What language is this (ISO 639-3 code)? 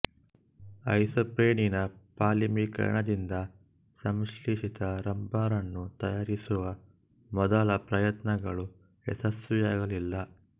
kan